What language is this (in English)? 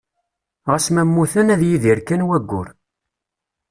Kabyle